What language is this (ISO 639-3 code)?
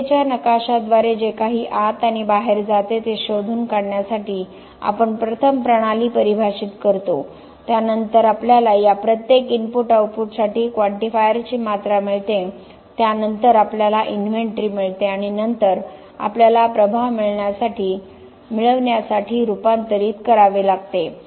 mar